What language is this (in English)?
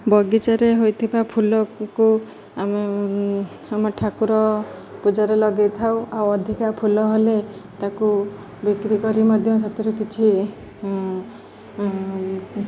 Odia